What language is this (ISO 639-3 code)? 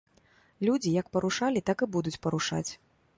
bel